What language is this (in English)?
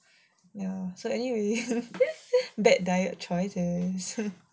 English